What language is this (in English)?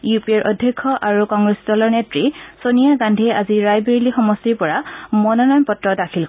Assamese